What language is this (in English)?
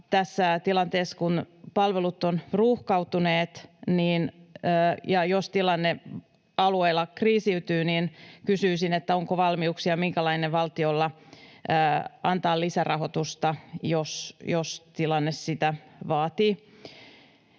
Finnish